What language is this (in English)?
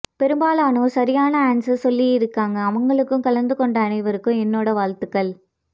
Tamil